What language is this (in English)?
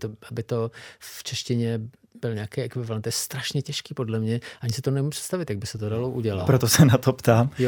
Czech